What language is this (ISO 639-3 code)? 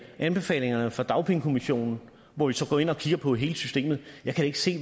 dan